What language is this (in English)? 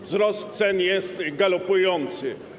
Polish